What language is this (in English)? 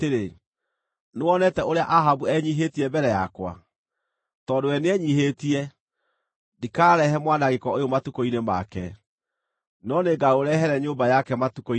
Kikuyu